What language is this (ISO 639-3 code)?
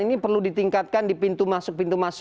ind